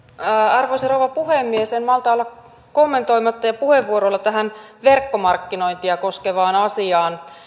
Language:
Finnish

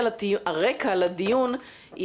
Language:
Hebrew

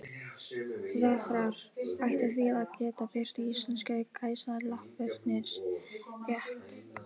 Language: Icelandic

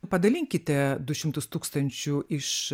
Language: Lithuanian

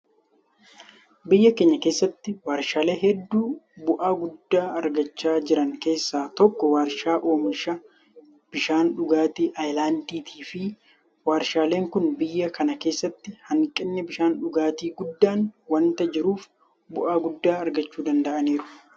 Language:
Oromo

